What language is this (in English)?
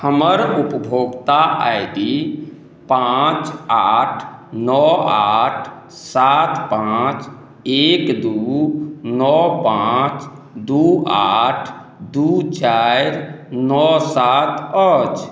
Maithili